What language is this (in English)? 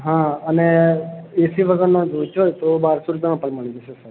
Gujarati